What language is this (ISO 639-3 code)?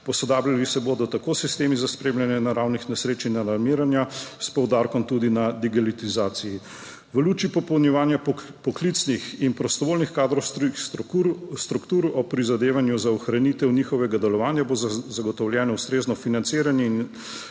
slv